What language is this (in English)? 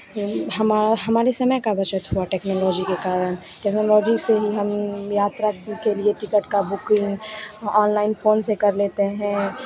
Hindi